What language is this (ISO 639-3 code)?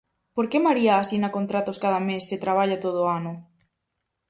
glg